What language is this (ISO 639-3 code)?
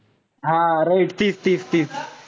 mar